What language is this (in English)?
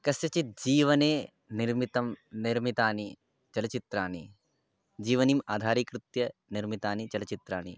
Sanskrit